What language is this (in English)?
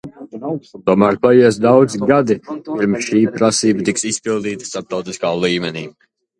Latvian